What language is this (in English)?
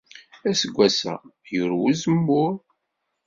Kabyle